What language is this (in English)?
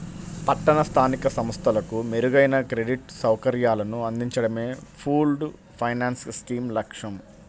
Telugu